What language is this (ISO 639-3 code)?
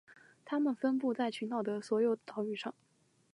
zho